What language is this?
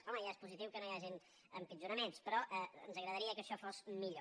Catalan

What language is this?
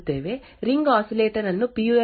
Kannada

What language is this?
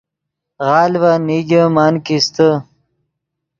Yidgha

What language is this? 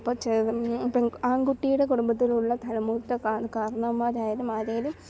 Malayalam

